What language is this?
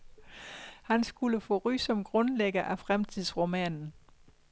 Danish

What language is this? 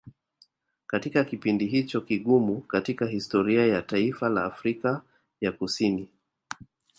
Swahili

